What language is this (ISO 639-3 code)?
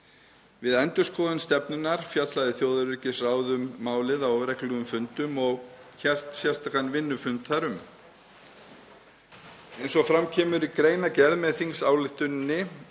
isl